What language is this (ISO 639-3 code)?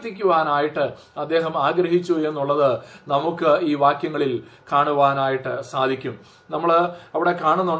mal